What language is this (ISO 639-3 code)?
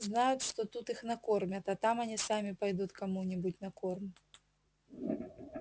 rus